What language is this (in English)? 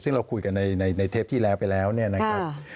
Thai